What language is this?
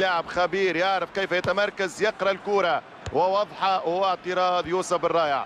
Arabic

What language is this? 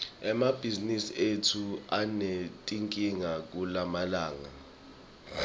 Swati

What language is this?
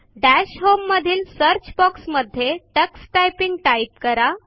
Marathi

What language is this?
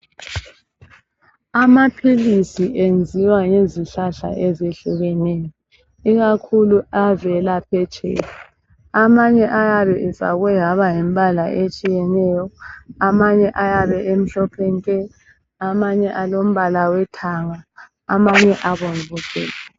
North Ndebele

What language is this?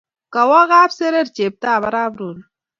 Kalenjin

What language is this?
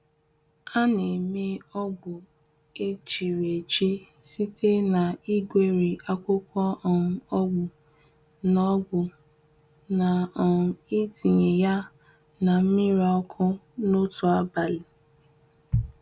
Igbo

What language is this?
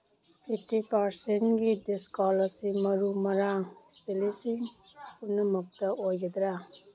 Manipuri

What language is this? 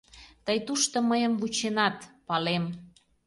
Mari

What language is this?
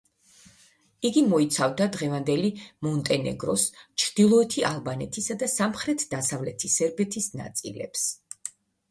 Georgian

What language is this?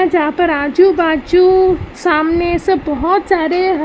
Hindi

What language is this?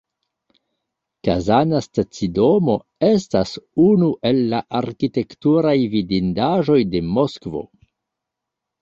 Esperanto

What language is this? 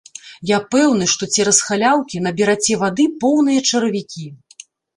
Belarusian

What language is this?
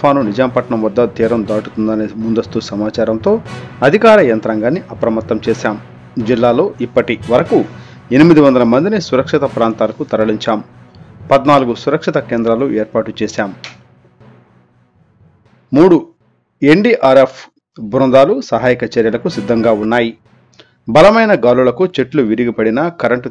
Indonesian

